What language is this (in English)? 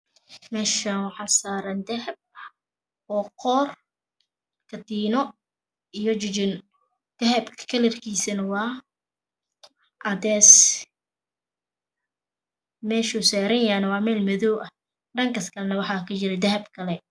Somali